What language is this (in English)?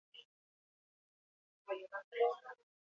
Basque